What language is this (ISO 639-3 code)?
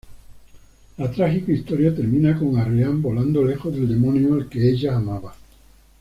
spa